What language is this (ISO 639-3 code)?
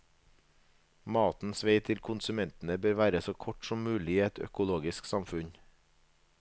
nor